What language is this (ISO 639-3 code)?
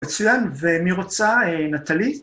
heb